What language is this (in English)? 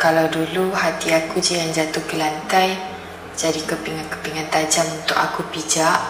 Malay